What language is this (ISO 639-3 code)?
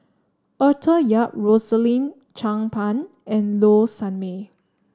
eng